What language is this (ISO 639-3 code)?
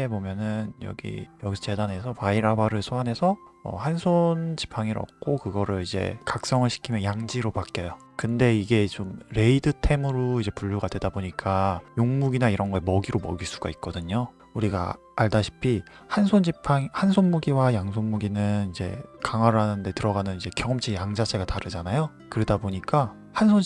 kor